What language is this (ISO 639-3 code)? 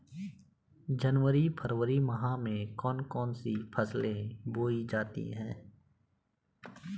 hin